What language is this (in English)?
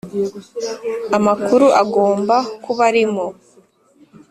Kinyarwanda